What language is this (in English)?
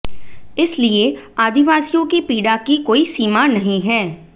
Hindi